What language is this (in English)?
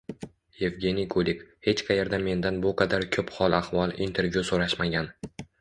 Uzbek